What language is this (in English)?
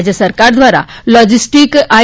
Gujarati